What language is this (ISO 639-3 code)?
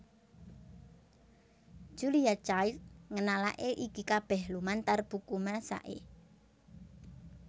jav